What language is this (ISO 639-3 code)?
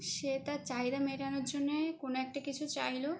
ben